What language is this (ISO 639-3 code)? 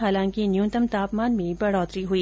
hin